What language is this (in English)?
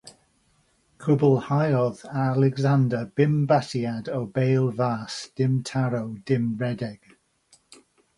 Welsh